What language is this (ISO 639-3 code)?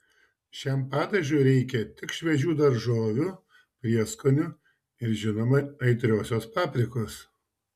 lit